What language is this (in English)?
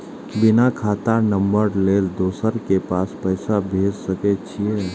Maithili